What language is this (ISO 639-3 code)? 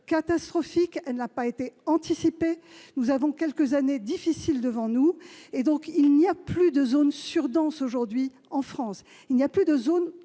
fra